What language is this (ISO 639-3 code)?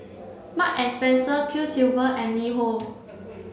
eng